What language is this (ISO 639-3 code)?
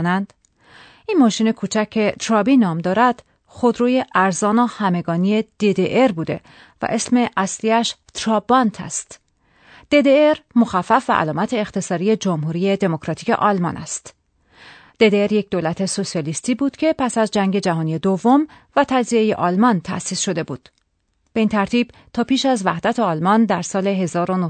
fas